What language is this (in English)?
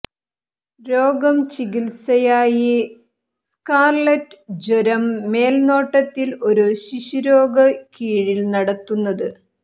Malayalam